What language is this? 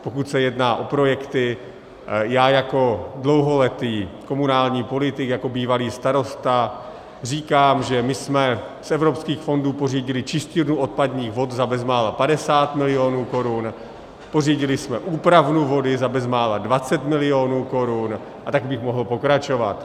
Czech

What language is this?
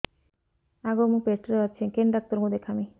Odia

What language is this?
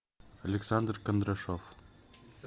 Russian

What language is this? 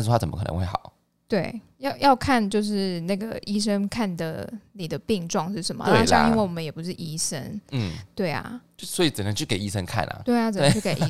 Chinese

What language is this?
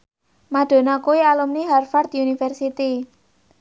Javanese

